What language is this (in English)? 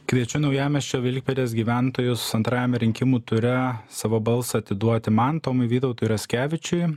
Lithuanian